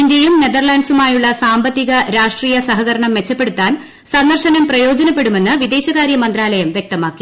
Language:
Malayalam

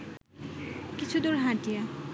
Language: Bangla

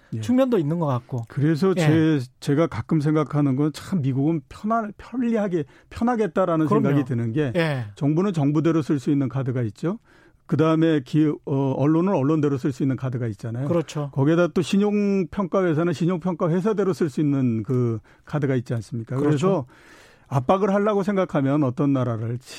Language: Korean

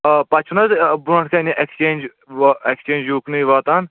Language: Kashmiri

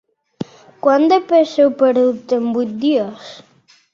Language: Catalan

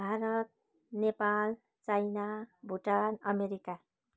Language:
Nepali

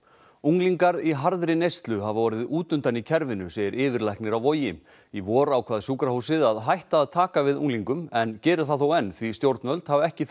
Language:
Icelandic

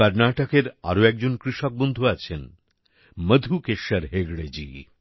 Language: Bangla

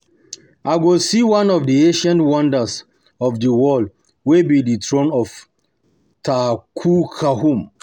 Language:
Nigerian Pidgin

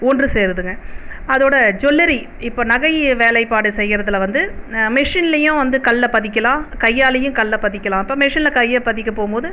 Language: Tamil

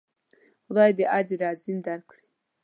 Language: Pashto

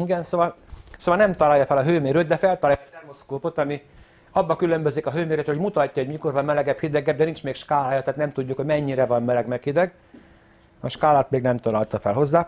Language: Hungarian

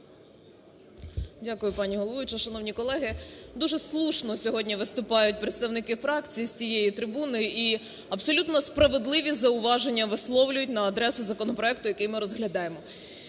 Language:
Ukrainian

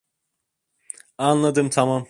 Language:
Turkish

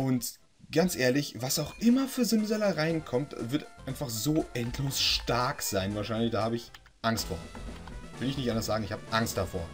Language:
German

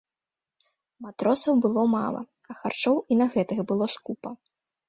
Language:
Belarusian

